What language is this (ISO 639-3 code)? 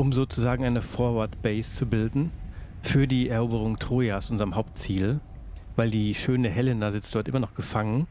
deu